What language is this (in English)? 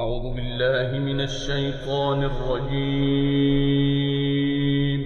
Arabic